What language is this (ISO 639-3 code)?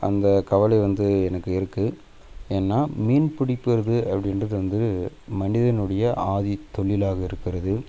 tam